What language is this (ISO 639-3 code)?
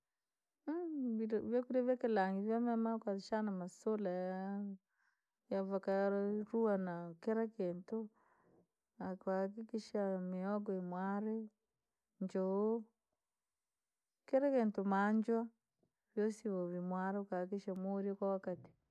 lag